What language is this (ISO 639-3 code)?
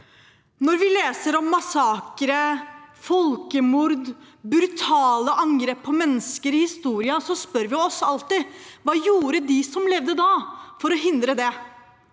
nor